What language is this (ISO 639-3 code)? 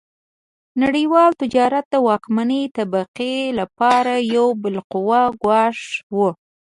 pus